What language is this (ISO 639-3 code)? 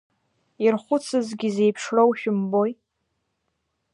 abk